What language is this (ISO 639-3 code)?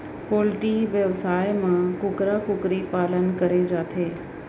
hne